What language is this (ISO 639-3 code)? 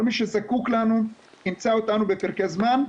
heb